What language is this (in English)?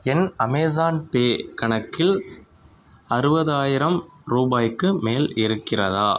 Tamil